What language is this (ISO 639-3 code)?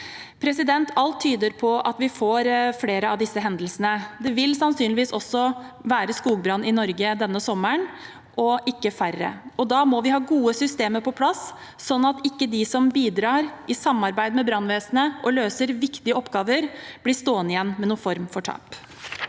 nor